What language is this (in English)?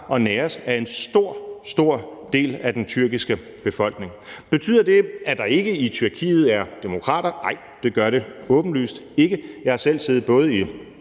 Danish